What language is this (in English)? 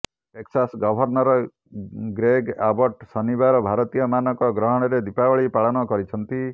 Odia